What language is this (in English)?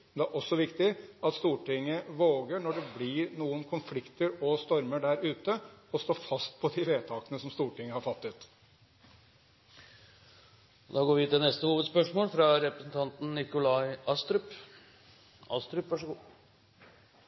Norwegian